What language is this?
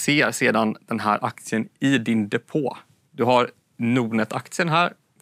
Swedish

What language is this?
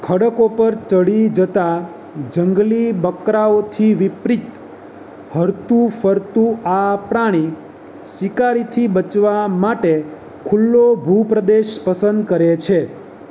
Gujarati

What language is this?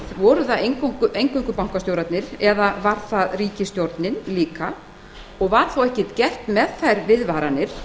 Icelandic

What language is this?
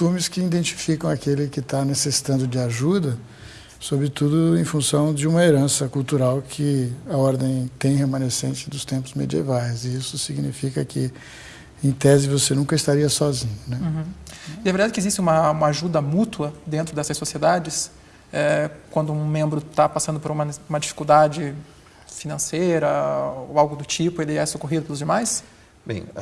Portuguese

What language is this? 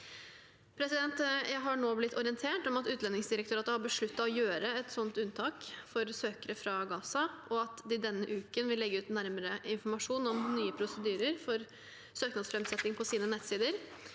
Norwegian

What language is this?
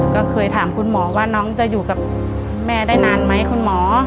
Thai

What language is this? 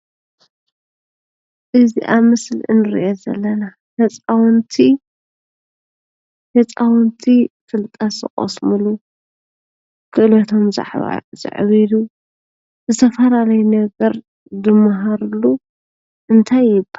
Tigrinya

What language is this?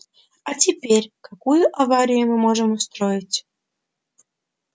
Russian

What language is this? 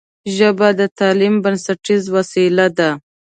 Pashto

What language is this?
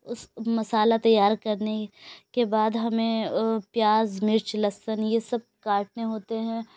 Urdu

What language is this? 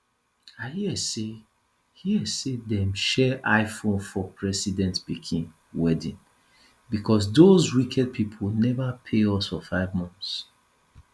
Nigerian Pidgin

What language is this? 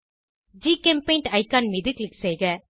Tamil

